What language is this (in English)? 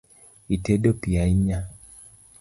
Luo (Kenya and Tanzania)